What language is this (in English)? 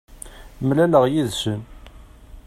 Kabyle